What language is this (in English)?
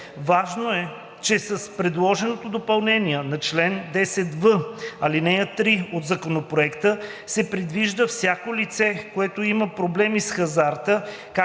Bulgarian